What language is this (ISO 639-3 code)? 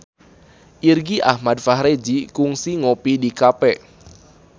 sun